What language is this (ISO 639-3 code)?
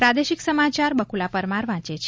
guj